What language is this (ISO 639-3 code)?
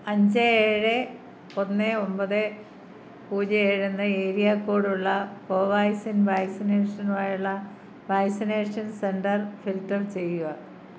mal